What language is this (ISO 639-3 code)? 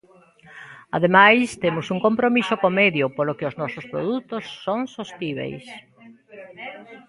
glg